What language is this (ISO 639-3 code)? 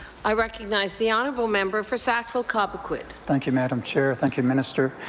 eng